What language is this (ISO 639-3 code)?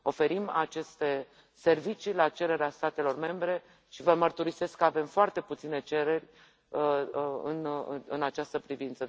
ron